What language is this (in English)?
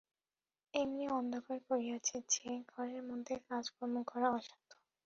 Bangla